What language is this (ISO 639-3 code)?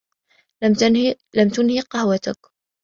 ara